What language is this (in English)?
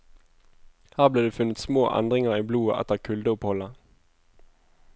Norwegian